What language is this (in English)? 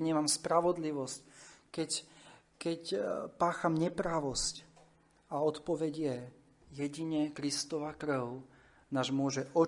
Slovak